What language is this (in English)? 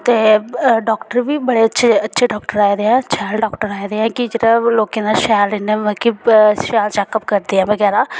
Dogri